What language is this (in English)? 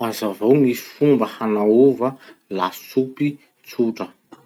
Masikoro Malagasy